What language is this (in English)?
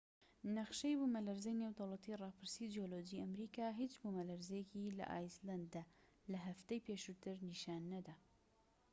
Central Kurdish